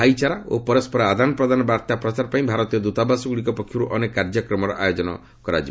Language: Odia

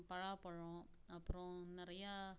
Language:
Tamil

